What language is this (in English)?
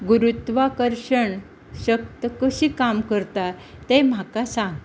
Konkani